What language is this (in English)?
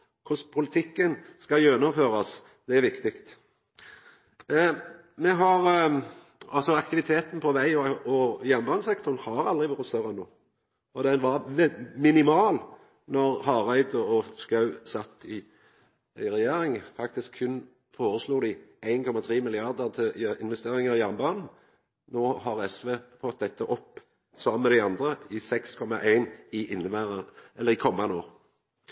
Norwegian Nynorsk